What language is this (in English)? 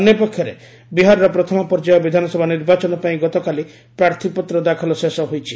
Odia